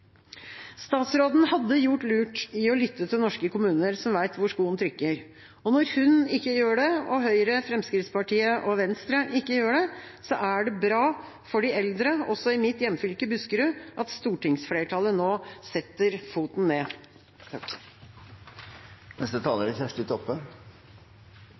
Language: Norwegian Bokmål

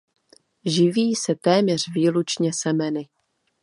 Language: Czech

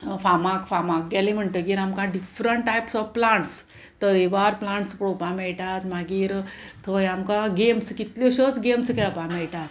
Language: Konkani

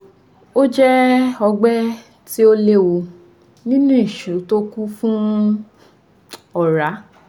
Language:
Yoruba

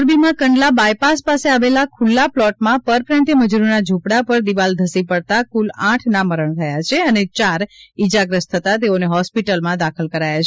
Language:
Gujarati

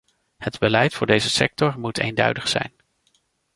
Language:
Dutch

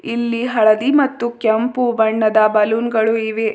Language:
Kannada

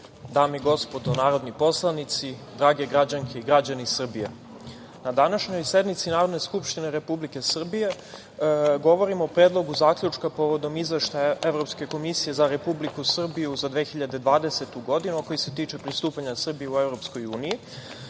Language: Serbian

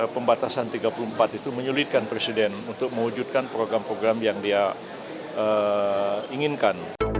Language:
Indonesian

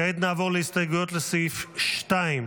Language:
Hebrew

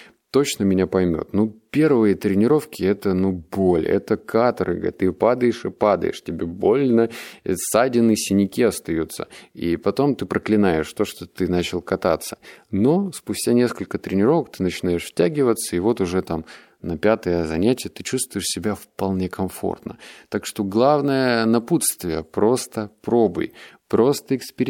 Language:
Russian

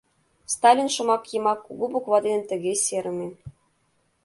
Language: Mari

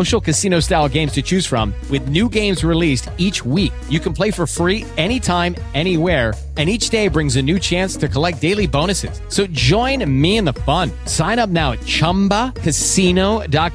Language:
Malay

